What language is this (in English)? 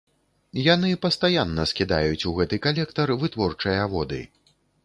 Belarusian